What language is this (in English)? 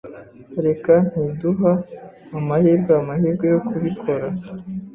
Kinyarwanda